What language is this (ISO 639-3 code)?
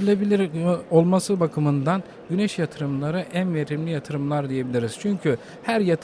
tur